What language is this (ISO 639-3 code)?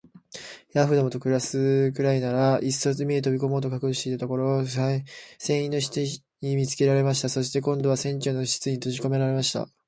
jpn